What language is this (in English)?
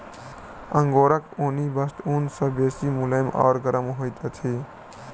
Maithili